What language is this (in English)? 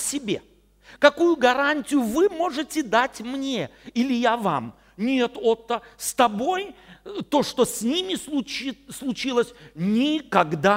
Russian